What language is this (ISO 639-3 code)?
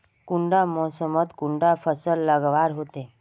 mag